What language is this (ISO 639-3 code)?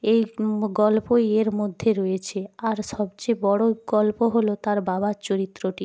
ben